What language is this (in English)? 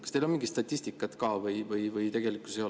Estonian